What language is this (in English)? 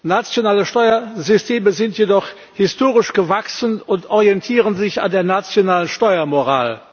German